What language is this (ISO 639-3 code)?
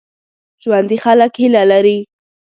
pus